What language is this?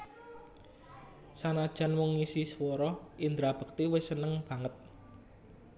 Javanese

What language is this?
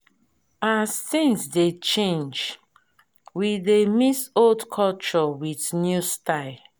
Nigerian Pidgin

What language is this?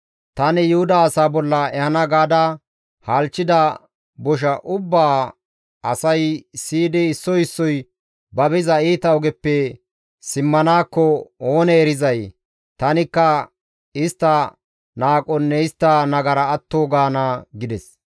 Gamo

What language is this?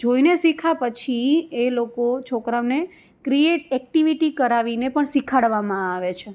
Gujarati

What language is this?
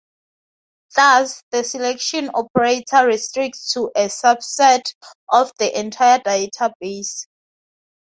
English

